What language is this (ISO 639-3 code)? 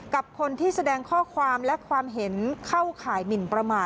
tha